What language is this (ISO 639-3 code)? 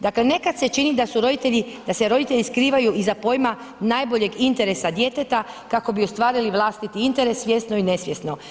hrv